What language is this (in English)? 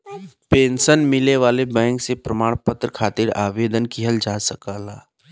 Bhojpuri